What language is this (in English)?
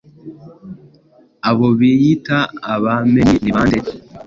Kinyarwanda